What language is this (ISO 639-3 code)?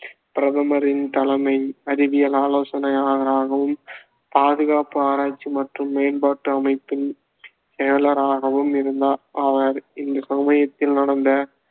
tam